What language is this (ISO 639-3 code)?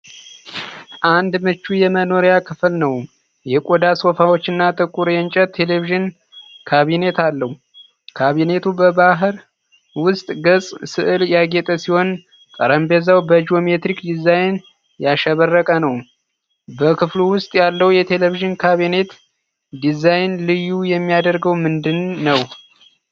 amh